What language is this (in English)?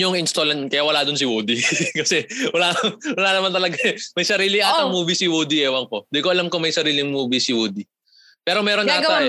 Filipino